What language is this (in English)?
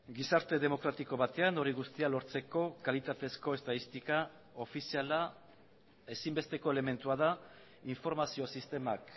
Basque